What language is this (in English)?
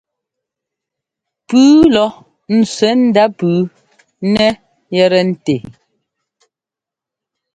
Ngomba